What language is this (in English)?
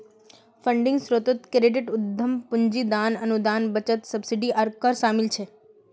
Magahi